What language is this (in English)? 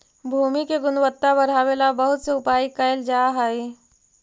Magahi